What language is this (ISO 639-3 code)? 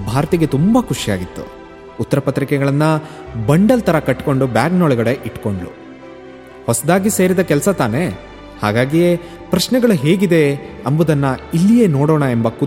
kan